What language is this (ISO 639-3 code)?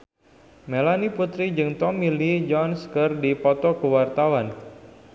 sun